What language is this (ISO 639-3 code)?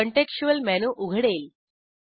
mar